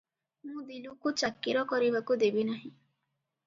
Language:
Odia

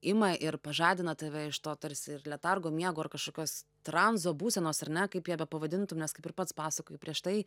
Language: Lithuanian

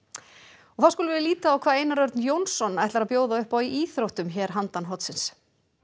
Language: Icelandic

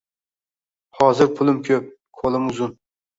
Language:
Uzbek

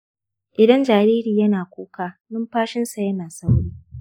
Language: Hausa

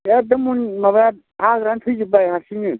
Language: Bodo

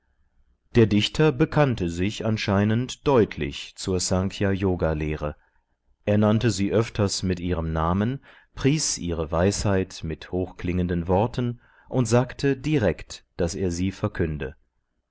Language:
German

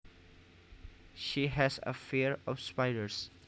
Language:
Javanese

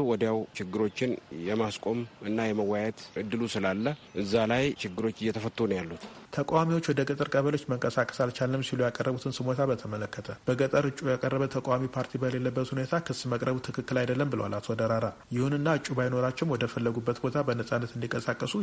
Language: Amharic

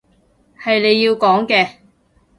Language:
Cantonese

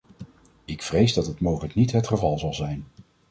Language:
Dutch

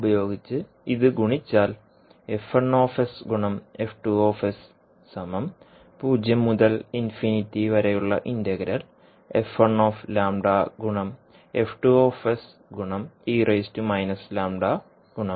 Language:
Malayalam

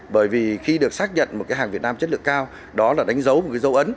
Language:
Vietnamese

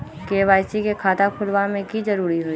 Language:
Magahi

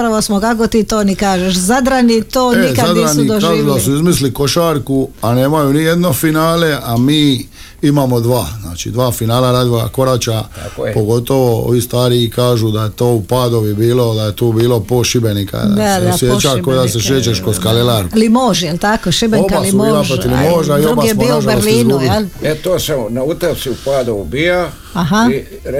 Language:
Croatian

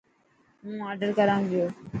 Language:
Dhatki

